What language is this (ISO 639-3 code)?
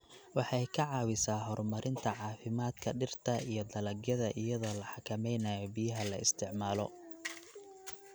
som